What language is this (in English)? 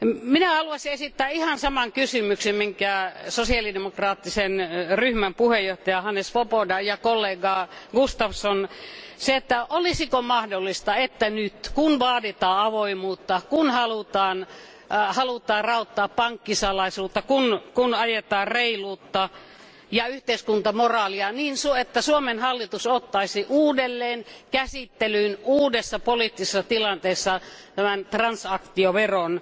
Finnish